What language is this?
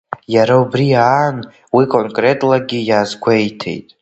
Abkhazian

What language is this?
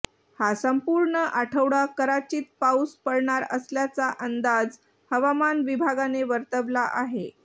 Marathi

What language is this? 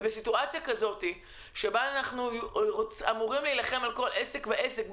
Hebrew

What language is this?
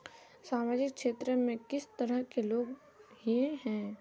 Magahi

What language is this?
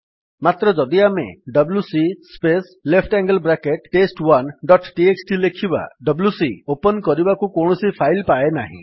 Odia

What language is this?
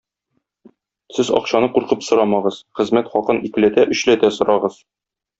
Tatar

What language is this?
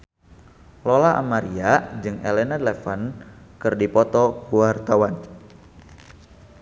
Sundanese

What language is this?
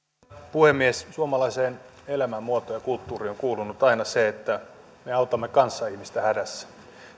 Finnish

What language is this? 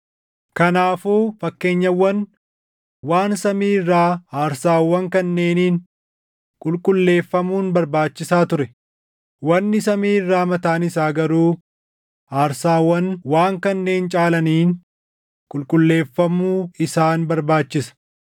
Oromo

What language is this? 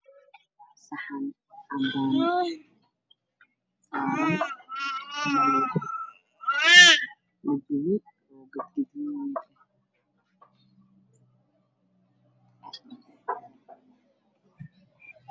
Somali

